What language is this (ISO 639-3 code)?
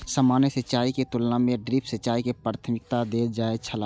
mai